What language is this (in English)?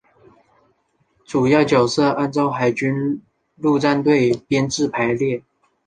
Chinese